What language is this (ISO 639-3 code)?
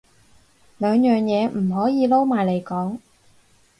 yue